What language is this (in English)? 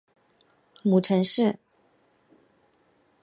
Chinese